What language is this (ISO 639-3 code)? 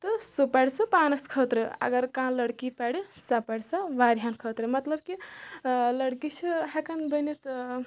kas